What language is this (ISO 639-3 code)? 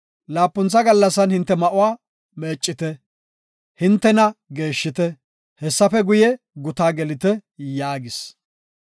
gof